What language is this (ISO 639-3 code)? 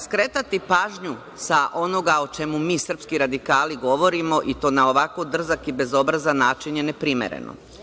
srp